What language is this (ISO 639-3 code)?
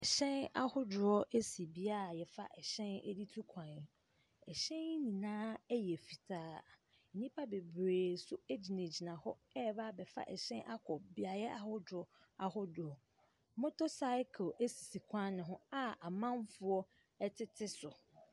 aka